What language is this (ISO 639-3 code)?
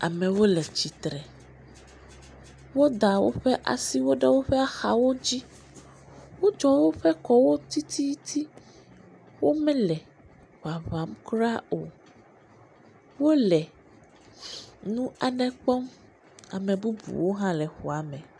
ewe